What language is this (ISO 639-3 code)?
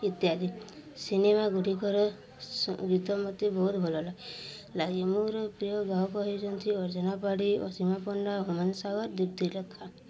ori